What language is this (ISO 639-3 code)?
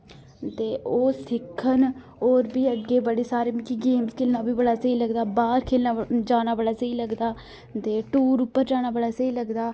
doi